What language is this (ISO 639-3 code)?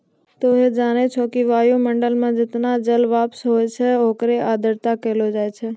mai